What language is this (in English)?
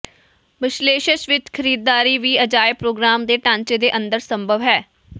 Punjabi